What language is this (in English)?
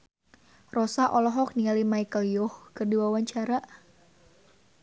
Sundanese